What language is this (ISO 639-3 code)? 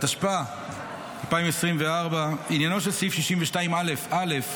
heb